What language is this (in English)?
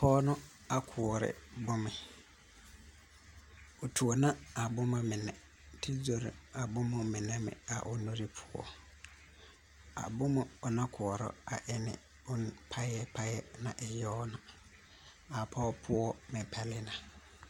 Southern Dagaare